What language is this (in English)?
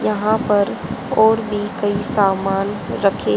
Hindi